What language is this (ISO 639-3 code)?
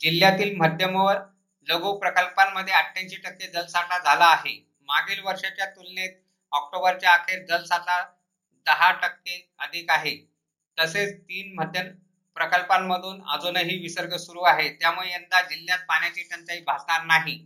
mar